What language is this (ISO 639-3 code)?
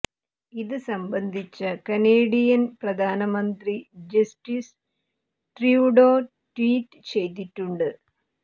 mal